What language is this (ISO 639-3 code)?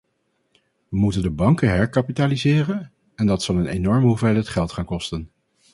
nld